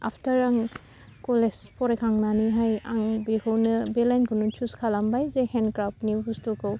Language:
Bodo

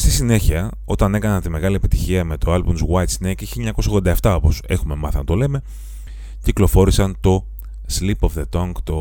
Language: Greek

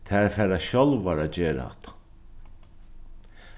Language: Faroese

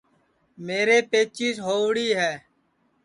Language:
Sansi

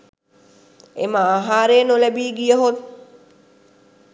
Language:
Sinhala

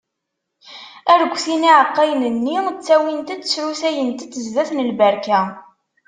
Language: Kabyle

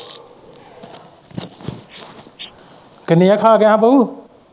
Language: Punjabi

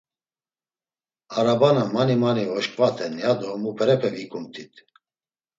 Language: Laz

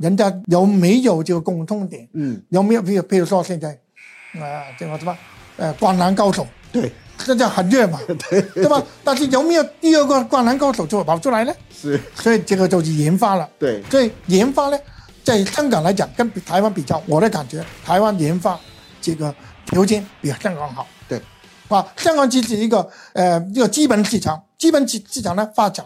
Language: Chinese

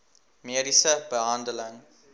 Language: Afrikaans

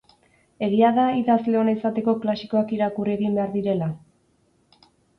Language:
Basque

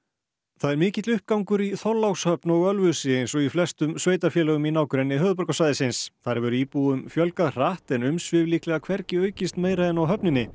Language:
Icelandic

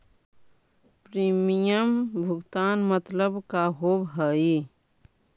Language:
Magahi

